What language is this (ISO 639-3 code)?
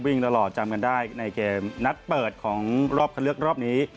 tha